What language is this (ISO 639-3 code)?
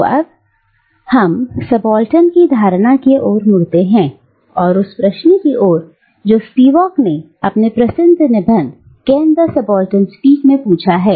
hin